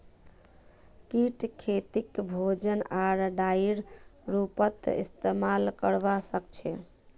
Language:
Magahi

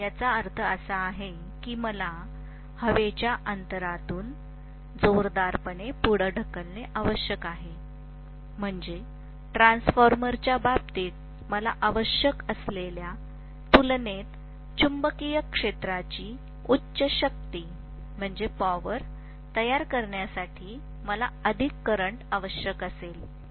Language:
Marathi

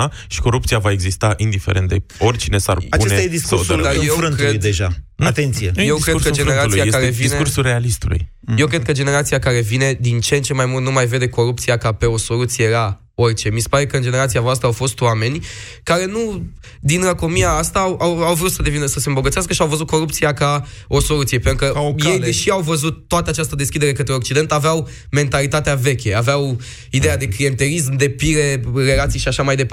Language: Romanian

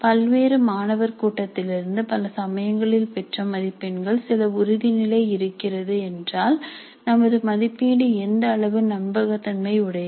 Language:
Tamil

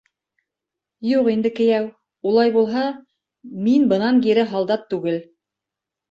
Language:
Bashkir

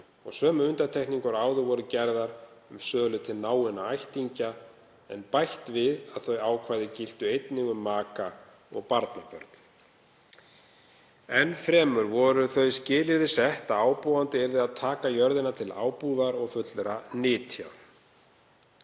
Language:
Icelandic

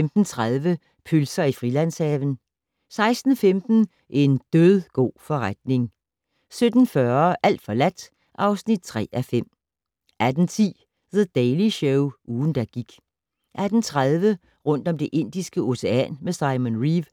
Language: Danish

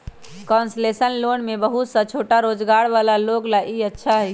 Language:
Magahi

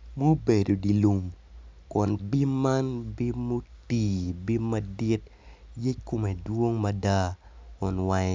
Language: Acoli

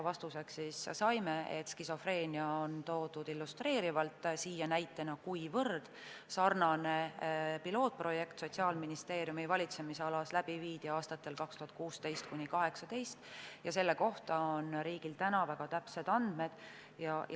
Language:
Estonian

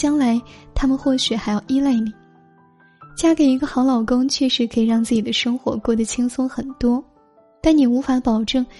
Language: Chinese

